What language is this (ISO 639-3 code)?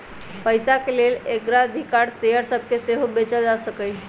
mag